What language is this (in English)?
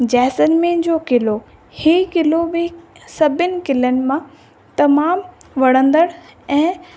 Sindhi